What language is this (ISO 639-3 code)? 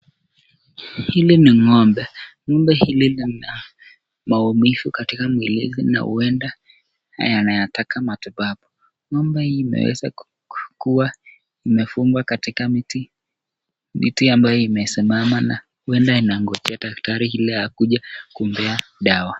swa